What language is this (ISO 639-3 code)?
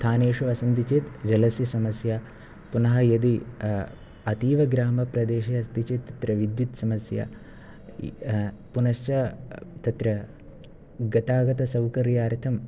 san